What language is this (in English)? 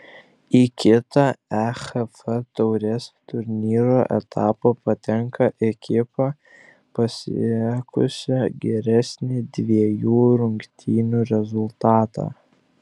Lithuanian